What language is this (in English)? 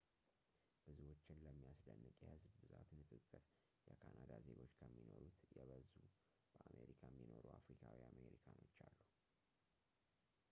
Amharic